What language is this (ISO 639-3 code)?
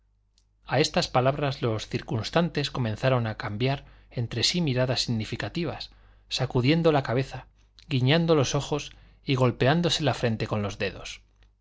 spa